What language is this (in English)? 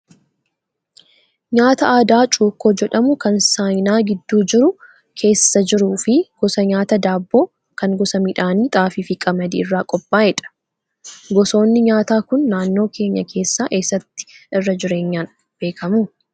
Oromo